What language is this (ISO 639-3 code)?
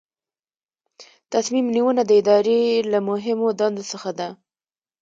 pus